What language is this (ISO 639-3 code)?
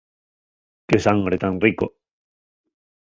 ast